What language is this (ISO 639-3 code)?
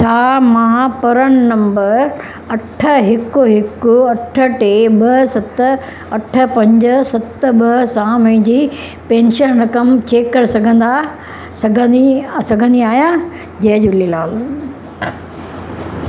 snd